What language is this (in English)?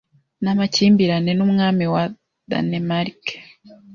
Kinyarwanda